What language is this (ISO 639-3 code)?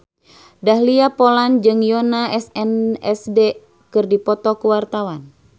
sun